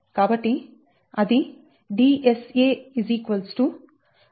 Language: Telugu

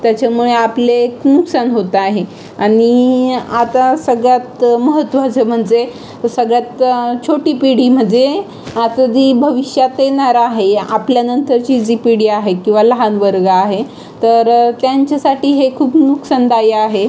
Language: Marathi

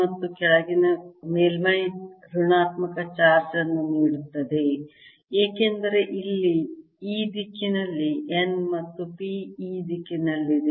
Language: Kannada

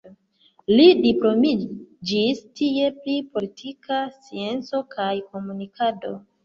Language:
Esperanto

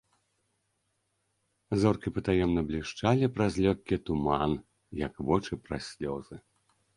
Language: Belarusian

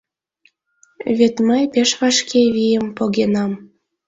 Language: Mari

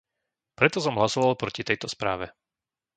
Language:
Slovak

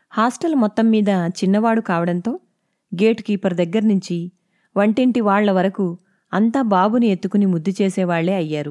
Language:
Telugu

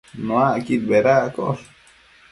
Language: Matsés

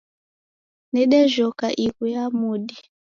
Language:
Taita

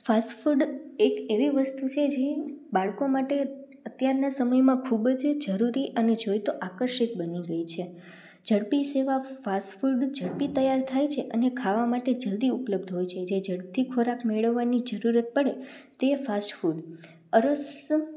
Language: Gujarati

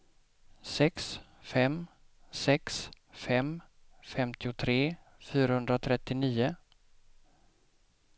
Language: Swedish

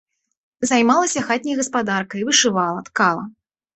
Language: Belarusian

